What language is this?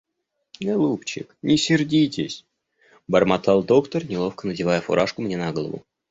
Russian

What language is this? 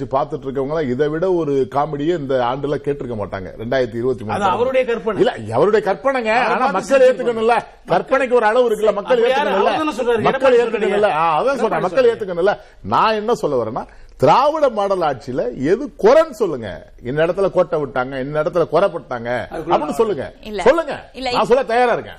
Tamil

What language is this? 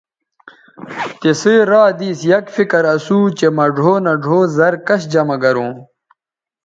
Bateri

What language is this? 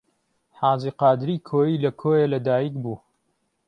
Central Kurdish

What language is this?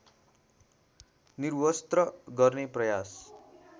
Nepali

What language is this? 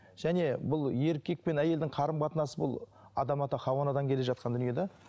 Kazakh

